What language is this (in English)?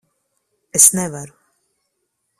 Latvian